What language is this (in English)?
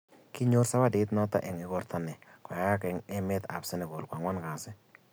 Kalenjin